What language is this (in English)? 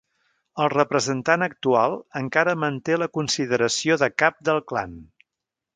Catalan